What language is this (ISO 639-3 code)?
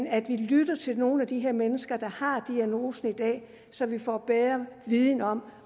dan